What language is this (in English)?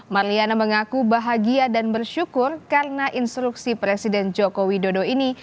Indonesian